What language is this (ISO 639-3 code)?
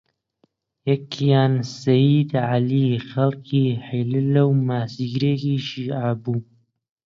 ckb